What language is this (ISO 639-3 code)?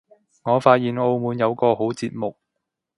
yue